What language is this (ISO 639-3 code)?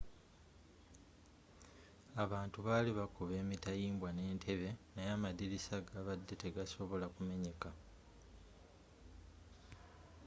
lug